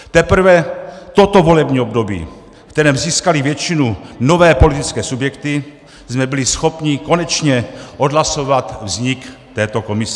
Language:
Czech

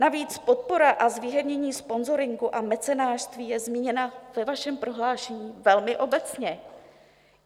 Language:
Czech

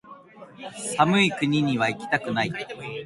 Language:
Japanese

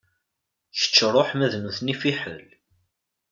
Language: Kabyle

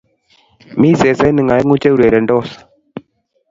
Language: Kalenjin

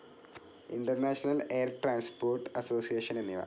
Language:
Malayalam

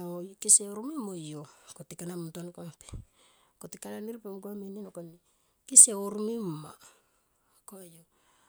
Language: Tomoip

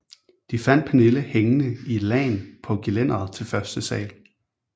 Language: Danish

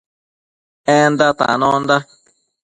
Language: Matsés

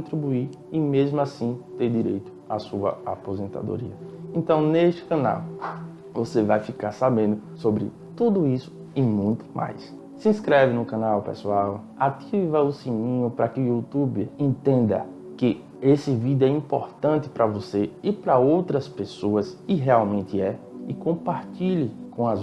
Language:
Portuguese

